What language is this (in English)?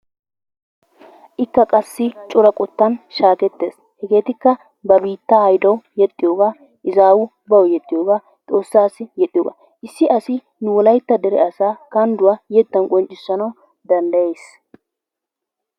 Wolaytta